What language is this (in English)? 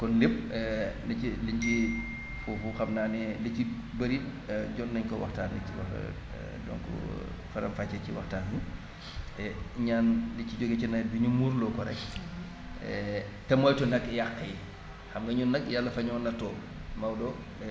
Wolof